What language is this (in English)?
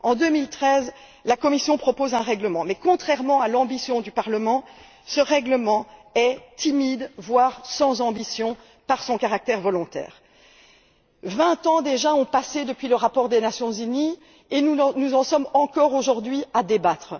French